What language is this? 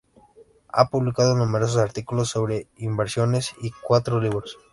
Spanish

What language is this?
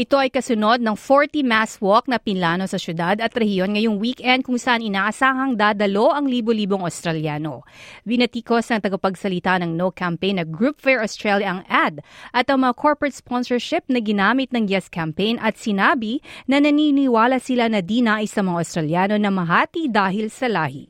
Filipino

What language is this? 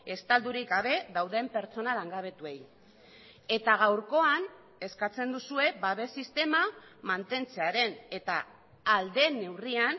Basque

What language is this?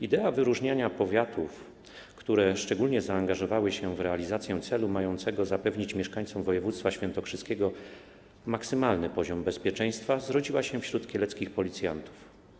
Polish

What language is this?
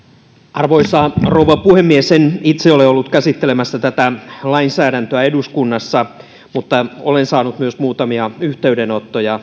Finnish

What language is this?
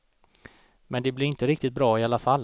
Swedish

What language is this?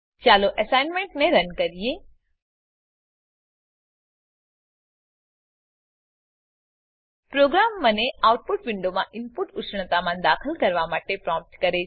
Gujarati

